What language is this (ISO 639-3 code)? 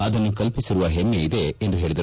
kan